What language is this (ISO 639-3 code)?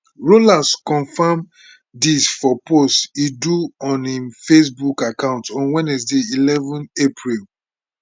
pcm